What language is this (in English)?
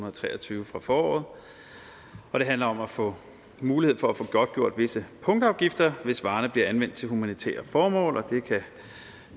Danish